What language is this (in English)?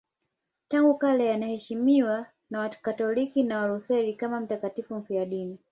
Swahili